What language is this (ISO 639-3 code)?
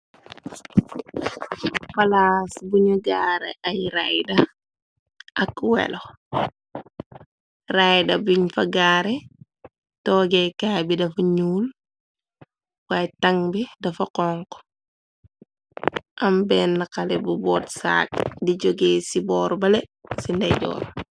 wol